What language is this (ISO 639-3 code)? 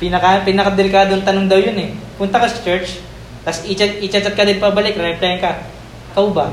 fil